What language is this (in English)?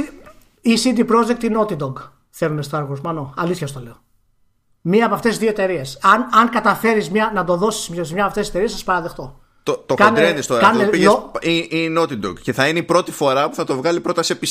Greek